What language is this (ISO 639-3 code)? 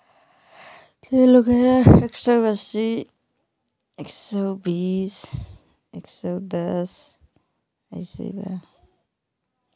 hin